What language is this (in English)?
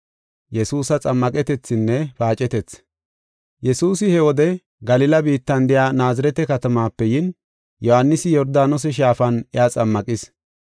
Gofa